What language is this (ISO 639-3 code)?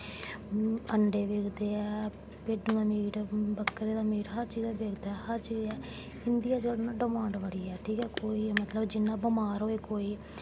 doi